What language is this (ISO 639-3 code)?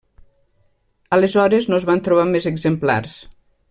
cat